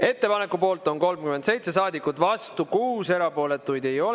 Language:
Estonian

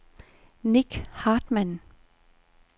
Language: Danish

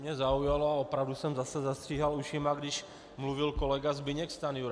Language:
Czech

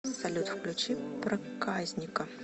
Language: Russian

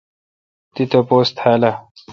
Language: Kalkoti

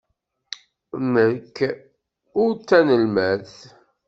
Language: Kabyle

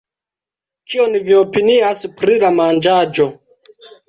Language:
Esperanto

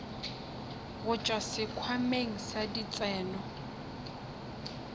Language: Northern Sotho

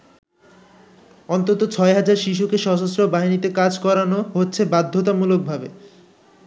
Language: Bangla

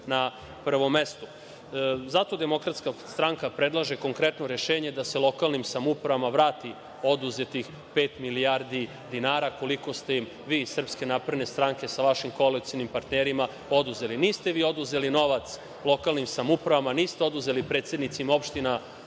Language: Serbian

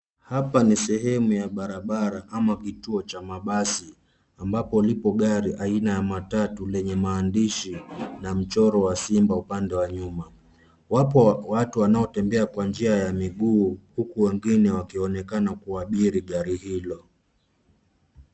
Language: Swahili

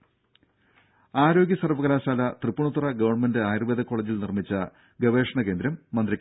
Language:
Malayalam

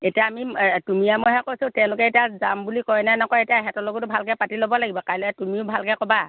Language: Assamese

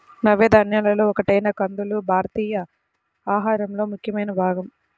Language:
Telugu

